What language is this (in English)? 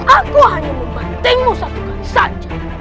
Indonesian